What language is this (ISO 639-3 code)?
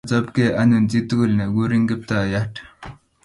kln